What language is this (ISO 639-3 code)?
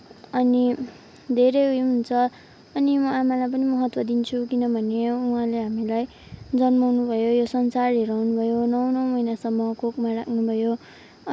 nep